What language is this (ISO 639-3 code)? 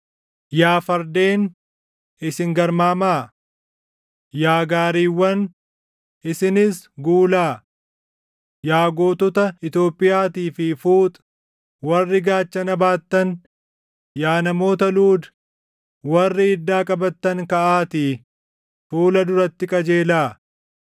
orm